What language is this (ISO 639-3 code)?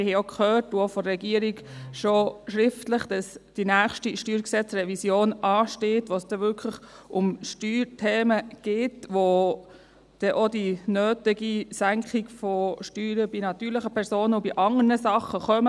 gsw